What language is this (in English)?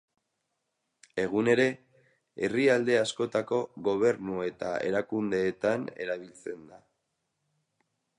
Basque